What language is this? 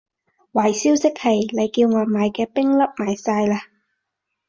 Cantonese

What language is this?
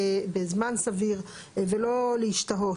Hebrew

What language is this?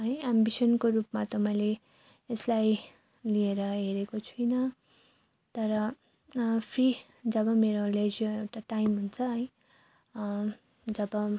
Nepali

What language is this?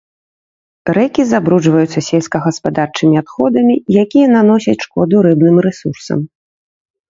Belarusian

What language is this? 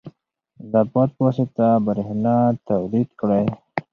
Pashto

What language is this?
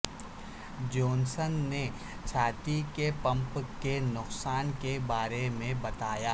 Urdu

